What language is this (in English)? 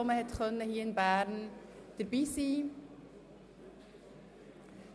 Swiss German